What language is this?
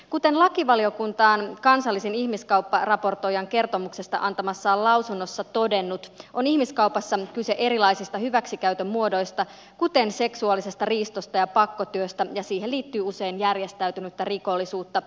Finnish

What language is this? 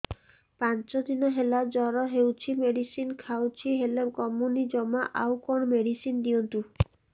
Odia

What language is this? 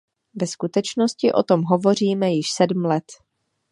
Czech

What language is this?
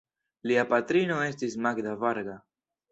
Esperanto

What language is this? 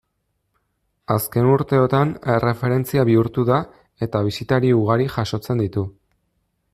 Basque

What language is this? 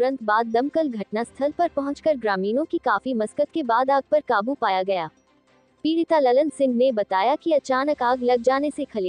Hindi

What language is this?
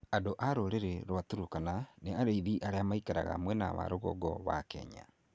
Kikuyu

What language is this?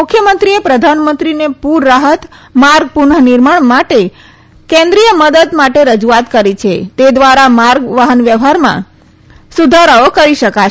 Gujarati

